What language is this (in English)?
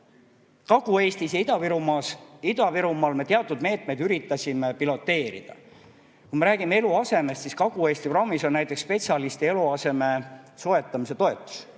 Estonian